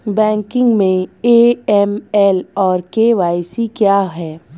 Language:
Hindi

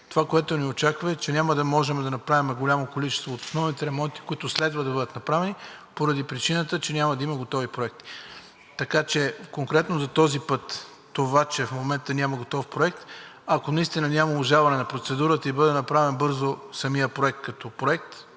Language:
Bulgarian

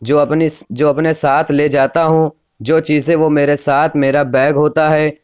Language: Urdu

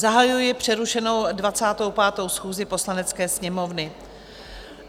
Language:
Czech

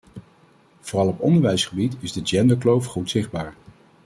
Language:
Dutch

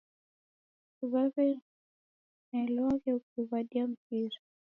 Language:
Taita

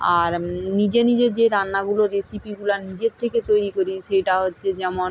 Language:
Bangla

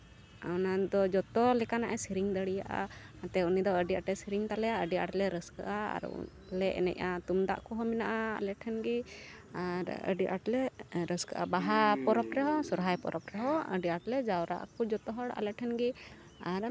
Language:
Santali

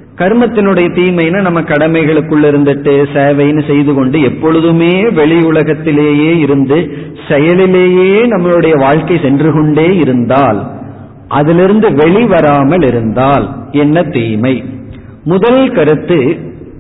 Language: Tamil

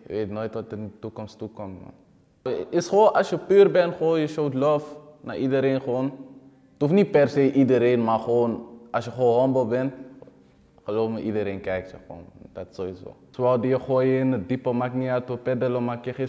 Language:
Dutch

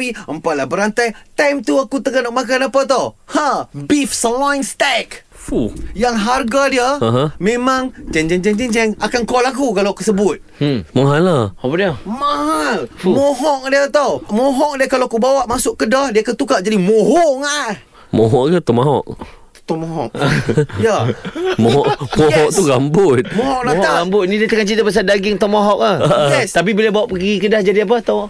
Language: Malay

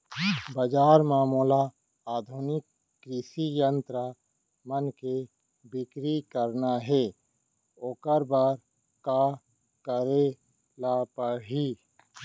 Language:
Chhattisgarhi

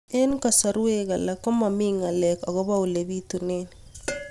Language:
Kalenjin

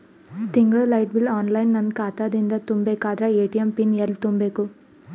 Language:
Kannada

